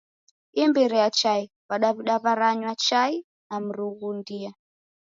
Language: Taita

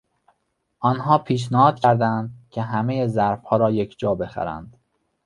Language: Persian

